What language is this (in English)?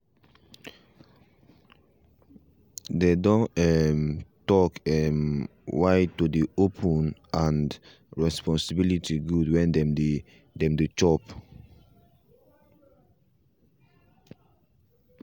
Nigerian Pidgin